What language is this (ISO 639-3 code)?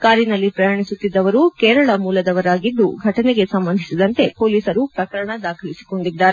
kan